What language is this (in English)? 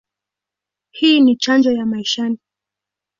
Swahili